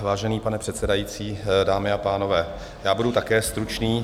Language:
Czech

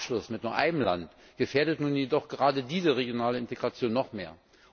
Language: German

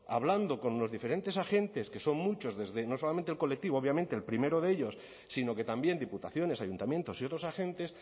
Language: Spanish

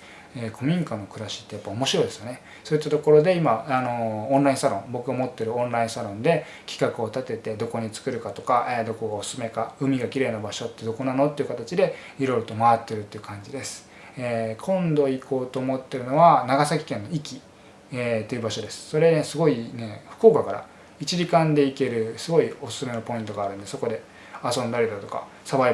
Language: Japanese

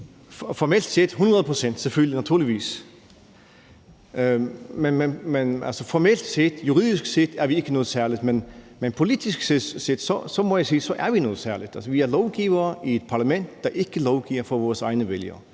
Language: Danish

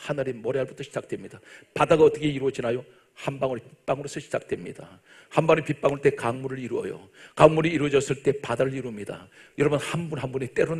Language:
Korean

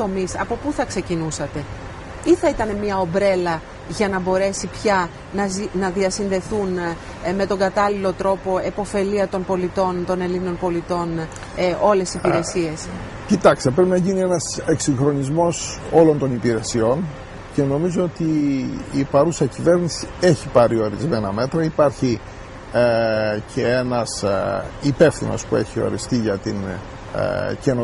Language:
Greek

